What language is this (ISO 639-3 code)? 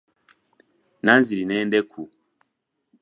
lug